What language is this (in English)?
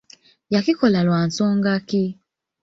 Ganda